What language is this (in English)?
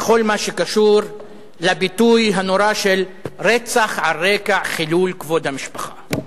Hebrew